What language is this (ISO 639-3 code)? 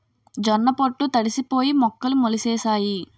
tel